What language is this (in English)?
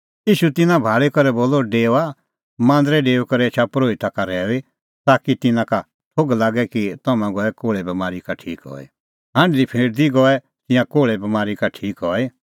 Kullu Pahari